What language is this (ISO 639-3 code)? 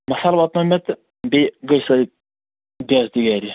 kas